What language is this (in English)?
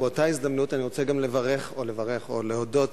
Hebrew